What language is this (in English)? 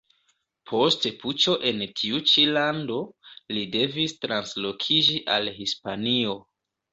Esperanto